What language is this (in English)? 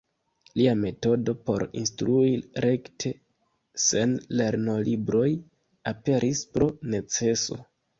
Esperanto